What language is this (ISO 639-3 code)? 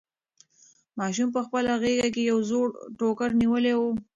pus